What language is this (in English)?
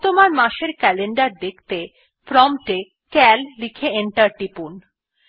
Bangla